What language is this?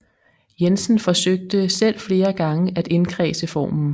Danish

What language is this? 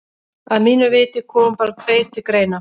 Icelandic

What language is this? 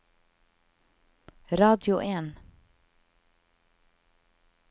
Norwegian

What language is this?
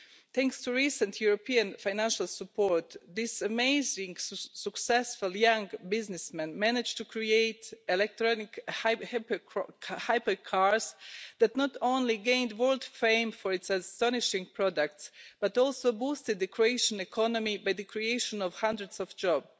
English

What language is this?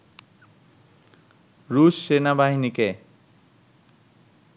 Bangla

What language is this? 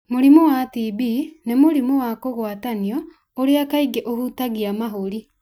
Kikuyu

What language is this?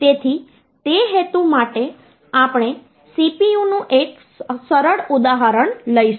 Gujarati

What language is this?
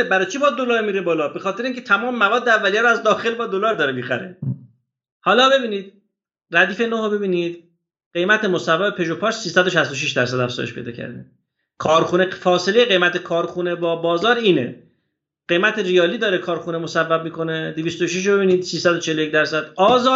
Persian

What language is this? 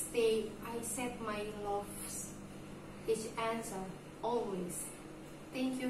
English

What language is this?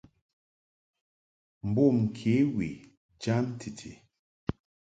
Mungaka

